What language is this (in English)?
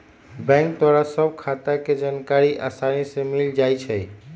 Magahi